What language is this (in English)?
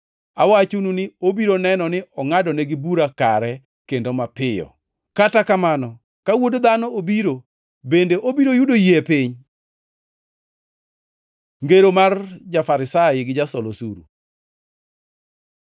Luo (Kenya and Tanzania)